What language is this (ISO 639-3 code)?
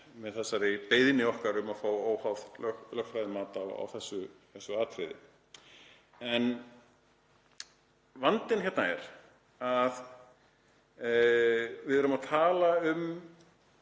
isl